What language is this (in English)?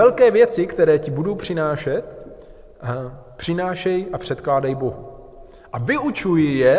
Czech